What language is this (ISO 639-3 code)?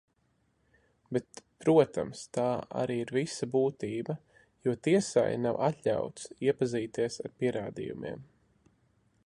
lav